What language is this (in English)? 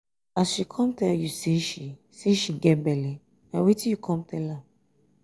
Nigerian Pidgin